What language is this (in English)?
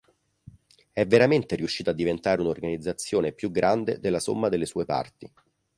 Italian